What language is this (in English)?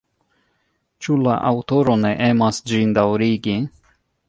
Esperanto